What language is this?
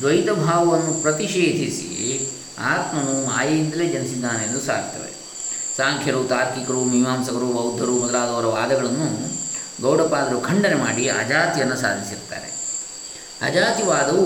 Kannada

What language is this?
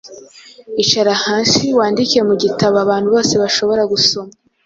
Kinyarwanda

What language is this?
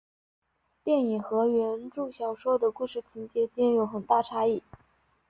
Chinese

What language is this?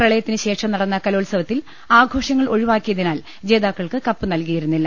Malayalam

